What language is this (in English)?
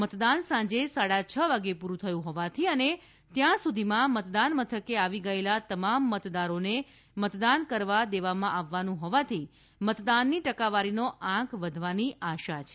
Gujarati